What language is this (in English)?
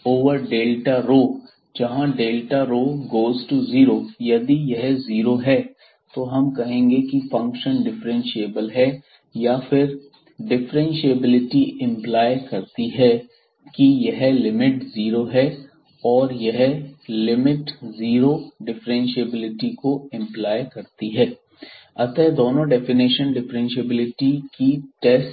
Hindi